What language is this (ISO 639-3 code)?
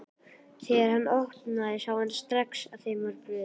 isl